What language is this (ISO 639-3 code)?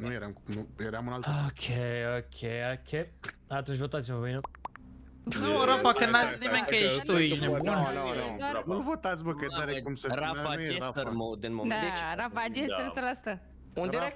ron